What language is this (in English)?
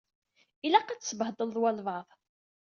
Kabyle